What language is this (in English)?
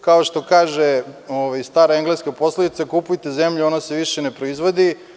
Serbian